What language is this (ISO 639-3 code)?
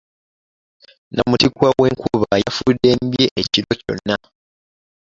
lug